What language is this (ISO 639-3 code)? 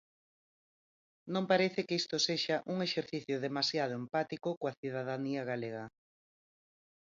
glg